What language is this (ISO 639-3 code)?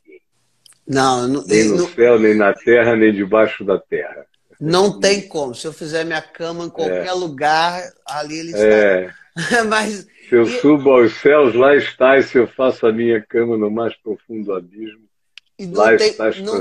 por